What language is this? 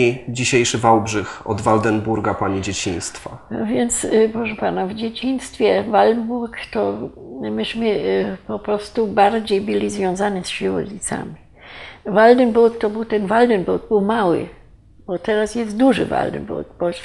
Polish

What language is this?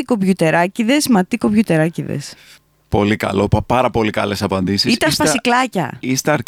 Greek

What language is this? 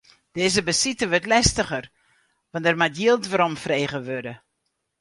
Western Frisian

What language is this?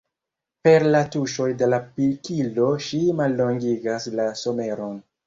Esperanto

